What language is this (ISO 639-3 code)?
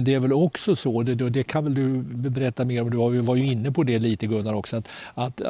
swe